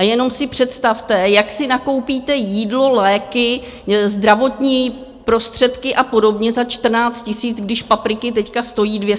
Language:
Czech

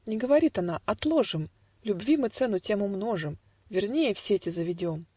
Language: Russian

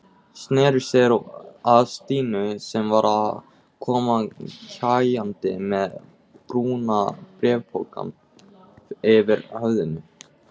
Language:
Icelandic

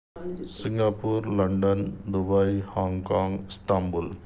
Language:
Urdu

